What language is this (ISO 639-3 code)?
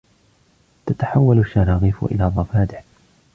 ara